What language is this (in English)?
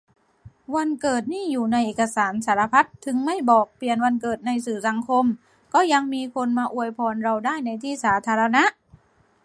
Thai